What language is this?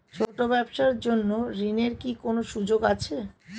Bangla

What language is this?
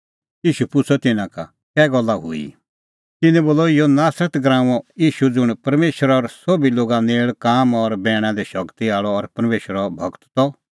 Kullu Pahari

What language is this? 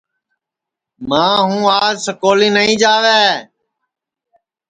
Sansi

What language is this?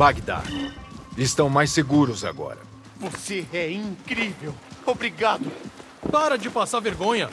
Portuguese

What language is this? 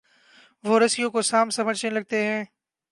Urdu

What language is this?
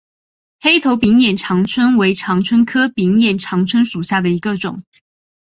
Chinese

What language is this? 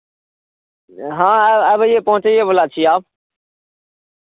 Maithili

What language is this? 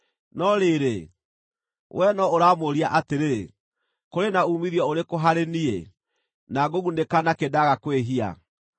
Kikuyu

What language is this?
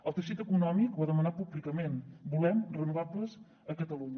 Catalan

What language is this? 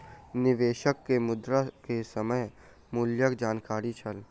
Maithili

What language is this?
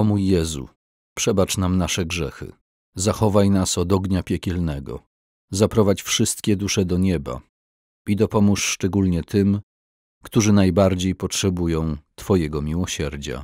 Polish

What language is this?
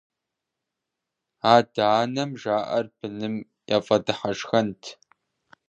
Kabardian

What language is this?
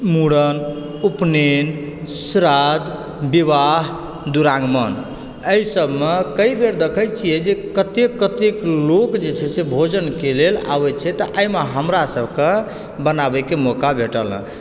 Maithili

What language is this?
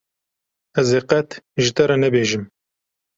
Kurdish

